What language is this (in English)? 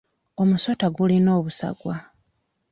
Ganda